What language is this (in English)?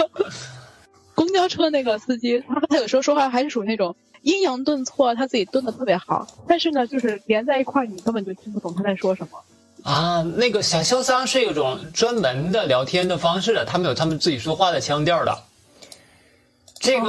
Chinese